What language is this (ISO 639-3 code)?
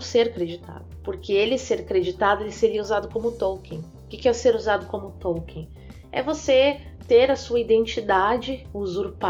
por